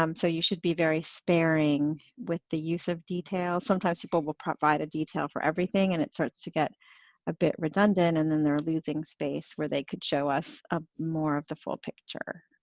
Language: English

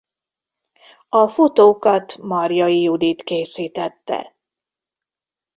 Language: Hungarian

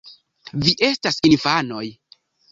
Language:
Esperanto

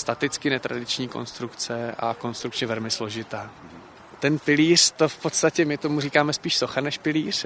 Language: Czech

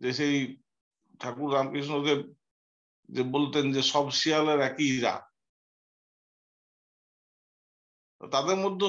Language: Vietnamese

